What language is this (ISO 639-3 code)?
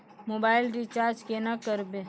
mai